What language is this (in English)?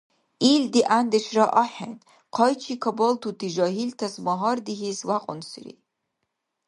Dargwa